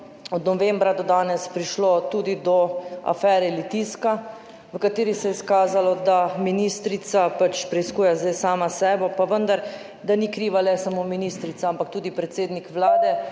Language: Slovenian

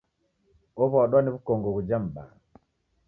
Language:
Taita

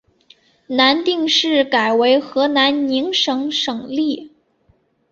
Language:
Chinese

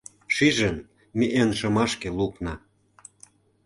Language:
Mari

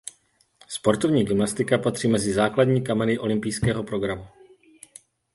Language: Czech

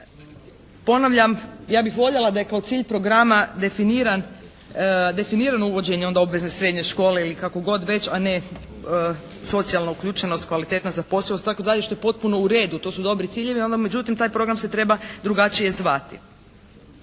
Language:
Croatian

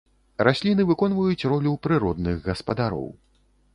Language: Belarusian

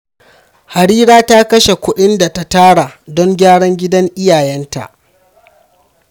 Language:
Hausa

